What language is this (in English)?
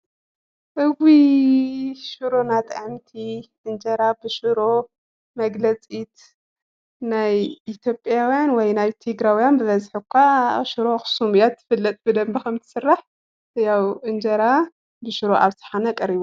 Tigrinya